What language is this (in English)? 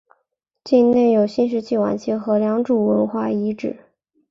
Chinese